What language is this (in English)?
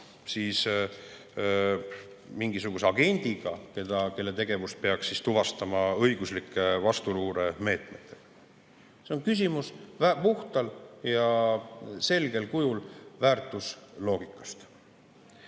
Estonian